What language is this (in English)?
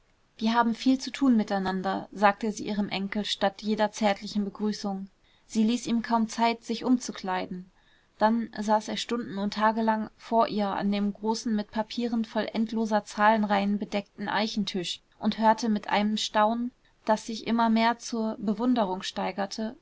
German